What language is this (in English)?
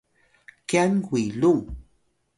Atayal